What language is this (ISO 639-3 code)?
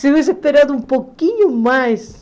por